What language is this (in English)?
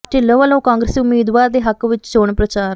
Punjabi